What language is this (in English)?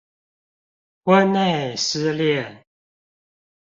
Chinese